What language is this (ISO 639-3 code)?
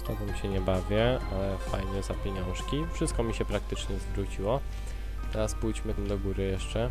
pol